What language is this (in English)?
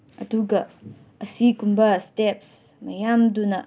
Manipuri